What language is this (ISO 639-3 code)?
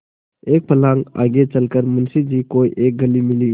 hin